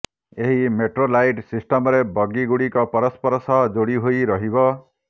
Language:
Odia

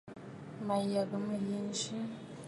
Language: Bafut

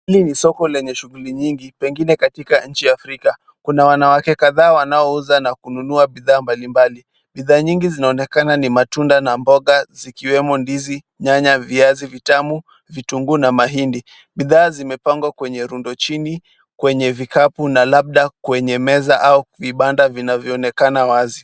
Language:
Swahili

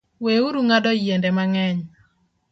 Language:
Luo (Kenya and Tanzania)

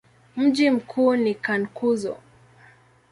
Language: Swahili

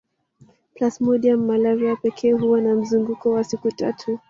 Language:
Swahili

